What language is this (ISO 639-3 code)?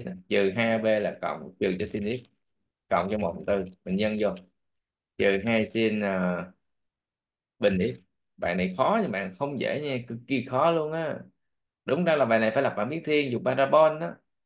vie